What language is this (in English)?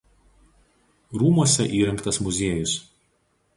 Lithuanian